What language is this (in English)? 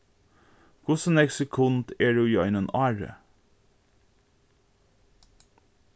Faroese